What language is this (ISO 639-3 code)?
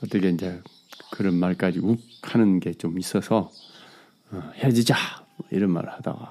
kor